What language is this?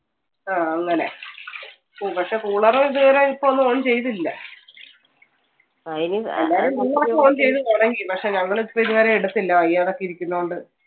Malayalam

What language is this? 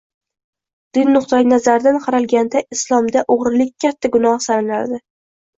Uzbek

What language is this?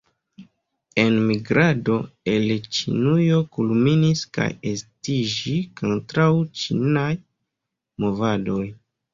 Esperanto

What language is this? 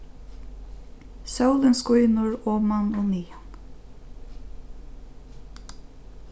Faroese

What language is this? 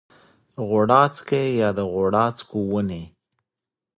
Pashto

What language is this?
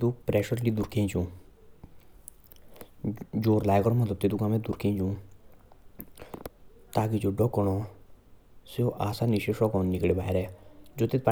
Jaunsari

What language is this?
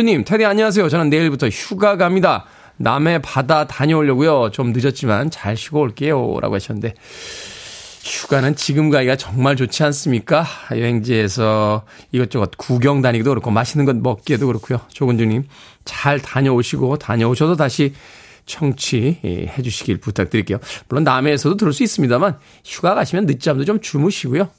Korean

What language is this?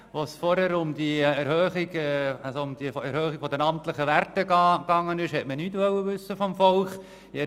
Swiss German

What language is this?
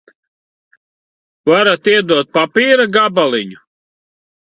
Latvian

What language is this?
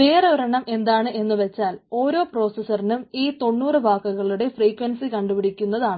Malayalam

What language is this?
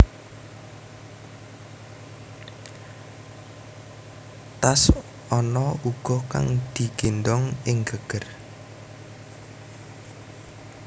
Javanese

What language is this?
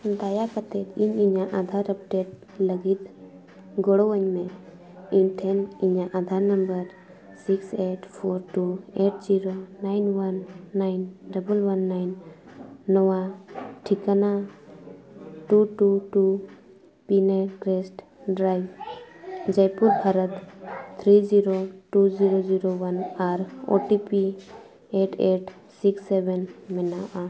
Santali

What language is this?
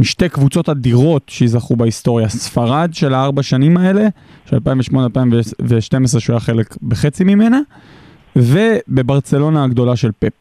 Hebrew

